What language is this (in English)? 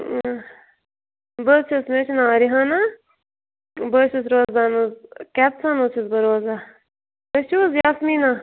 Kashmiri